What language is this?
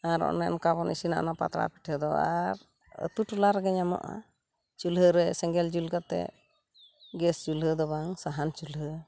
Santali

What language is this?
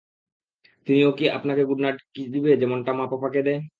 Bangla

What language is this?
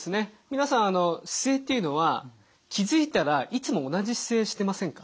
Japanese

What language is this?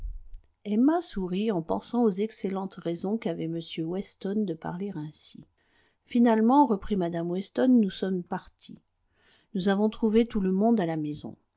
French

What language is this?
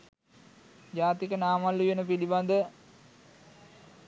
Sinhala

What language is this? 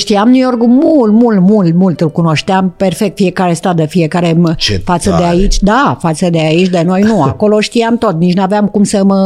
Romanian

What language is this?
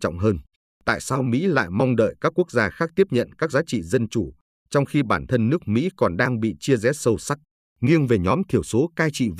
Vietnamese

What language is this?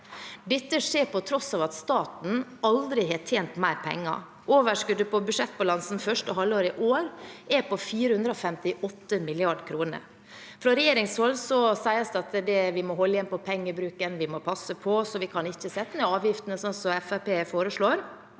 Norwegian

